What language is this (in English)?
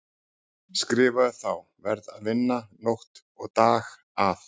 Icelandic